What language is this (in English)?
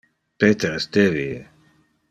Interlingua